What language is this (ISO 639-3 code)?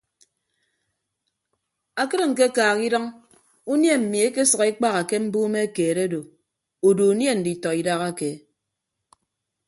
ibb